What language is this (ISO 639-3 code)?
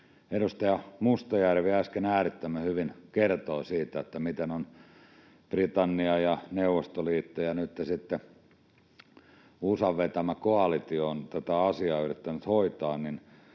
fin